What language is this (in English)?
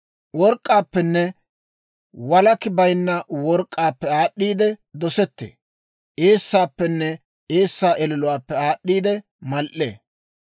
Dawro